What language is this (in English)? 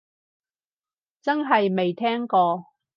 Cantonese